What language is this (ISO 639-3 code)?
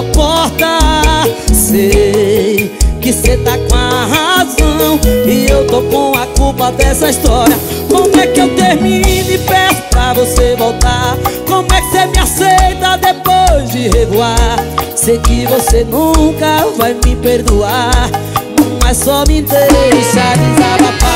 por